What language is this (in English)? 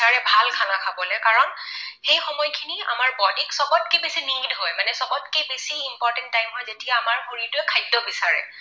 Assamese